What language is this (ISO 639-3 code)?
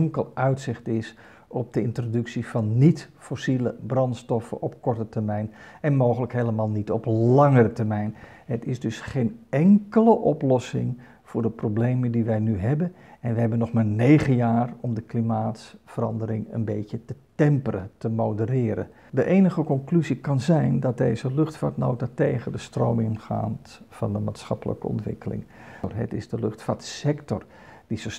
nld